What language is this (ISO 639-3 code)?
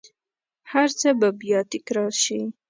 pus